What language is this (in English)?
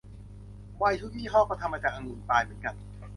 Thai